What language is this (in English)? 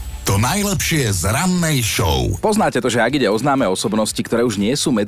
Slovak